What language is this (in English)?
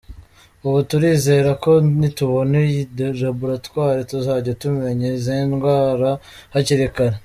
Kinyarwanda